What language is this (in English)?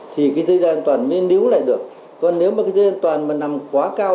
Vietnamese